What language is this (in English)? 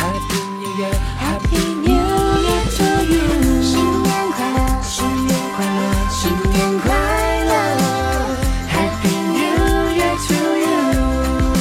Chinese